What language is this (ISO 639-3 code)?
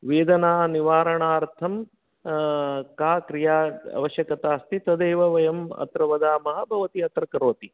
san